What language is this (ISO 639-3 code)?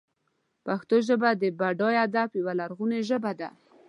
pus